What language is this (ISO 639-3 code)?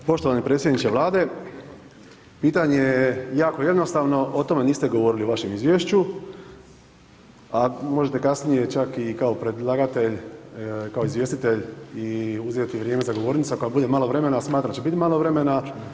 hrv